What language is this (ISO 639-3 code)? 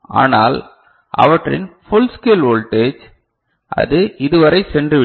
tam